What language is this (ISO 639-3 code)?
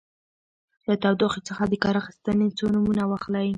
pus